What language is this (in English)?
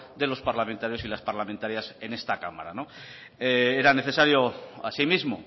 Spanish